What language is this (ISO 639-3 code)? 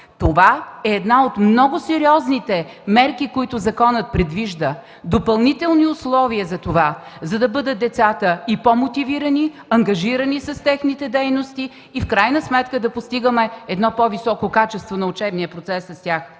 bul